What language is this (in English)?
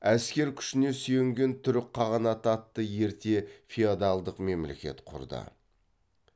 Kazakh